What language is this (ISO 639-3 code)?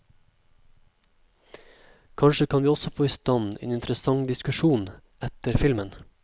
nor